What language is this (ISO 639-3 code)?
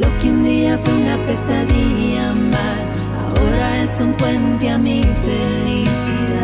spa